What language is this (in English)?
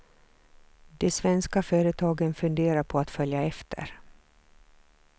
Swedish